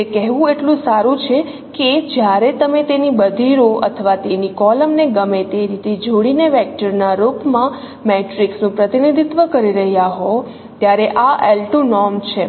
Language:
Gujarati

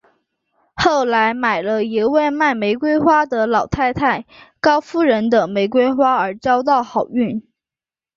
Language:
Chinese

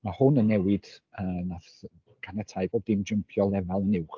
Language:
Welsh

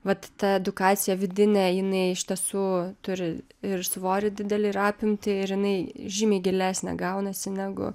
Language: Lithuanian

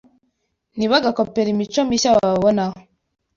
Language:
Kinyarwanda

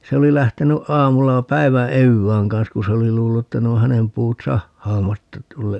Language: Finnish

